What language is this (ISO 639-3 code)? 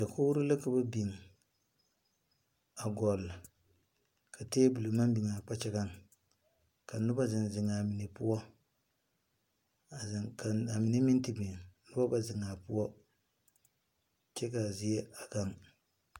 dga